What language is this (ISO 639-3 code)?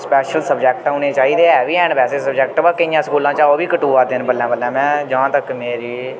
doi